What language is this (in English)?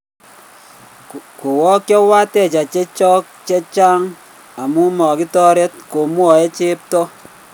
Kalenjin